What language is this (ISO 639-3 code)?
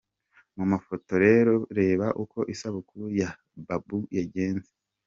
kin